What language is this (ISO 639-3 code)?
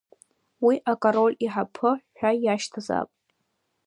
abk